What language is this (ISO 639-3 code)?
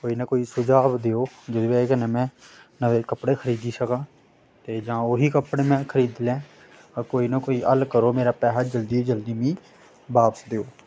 doi